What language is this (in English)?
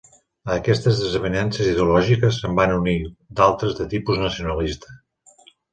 Catalan